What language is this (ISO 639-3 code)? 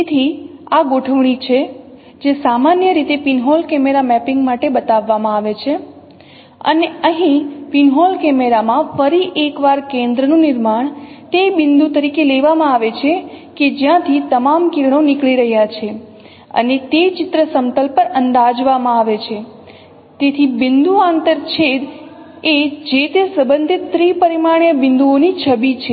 guj